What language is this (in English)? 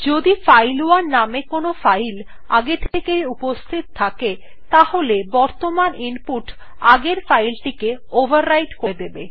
Bangla